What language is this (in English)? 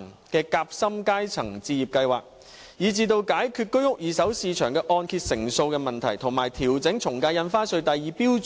Cantonese